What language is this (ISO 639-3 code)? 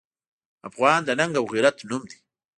pus